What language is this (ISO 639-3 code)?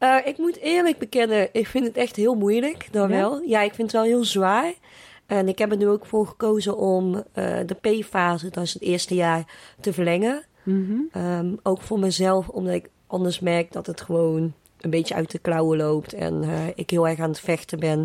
nld